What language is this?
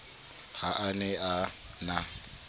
Southern Sotho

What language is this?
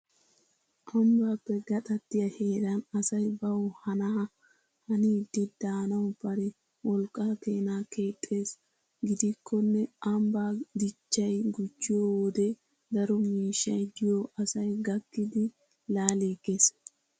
Wolaytta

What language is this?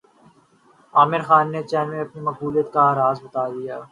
Urdu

